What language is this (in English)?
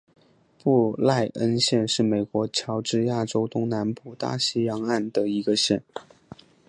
Chinese